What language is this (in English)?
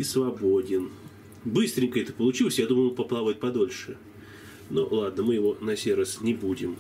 Russian